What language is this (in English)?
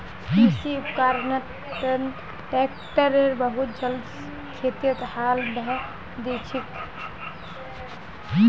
Magahi